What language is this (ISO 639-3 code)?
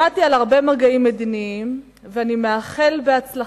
heb